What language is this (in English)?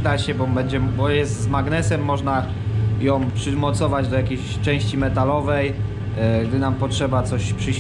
Polish